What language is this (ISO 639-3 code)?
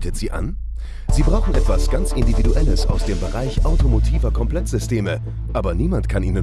deu